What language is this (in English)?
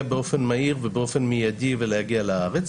Hebrew